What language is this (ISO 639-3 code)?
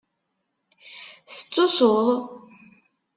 kab